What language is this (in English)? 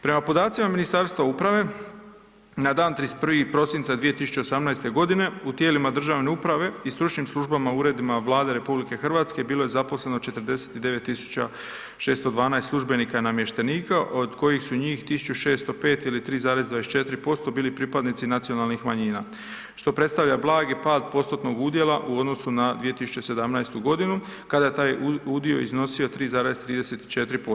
Croatian